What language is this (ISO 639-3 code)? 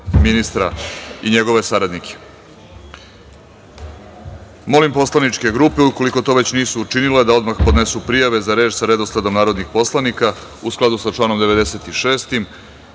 srp